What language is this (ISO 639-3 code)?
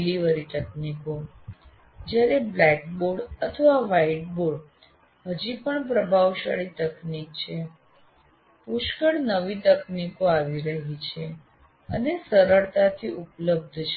guj